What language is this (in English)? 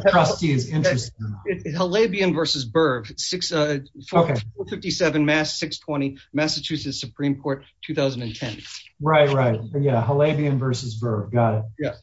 English